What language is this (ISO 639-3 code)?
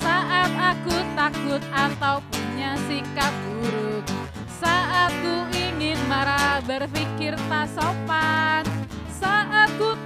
ind